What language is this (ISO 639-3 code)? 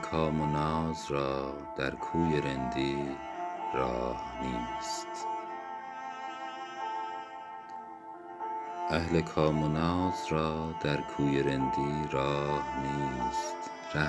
fas